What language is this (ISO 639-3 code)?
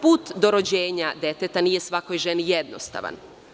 srp